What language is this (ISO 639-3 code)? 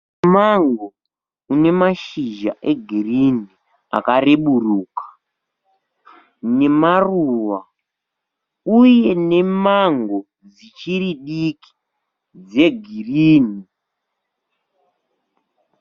sna